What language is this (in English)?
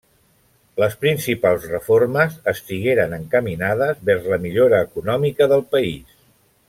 Catalan